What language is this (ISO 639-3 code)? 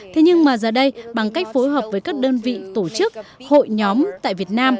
vie